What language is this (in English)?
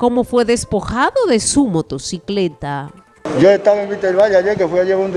Spanish